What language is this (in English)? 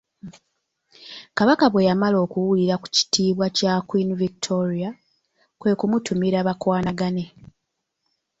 Ganda